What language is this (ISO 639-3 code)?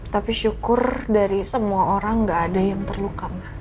ind